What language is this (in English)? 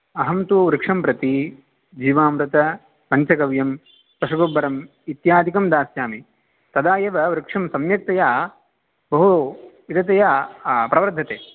Sanskrit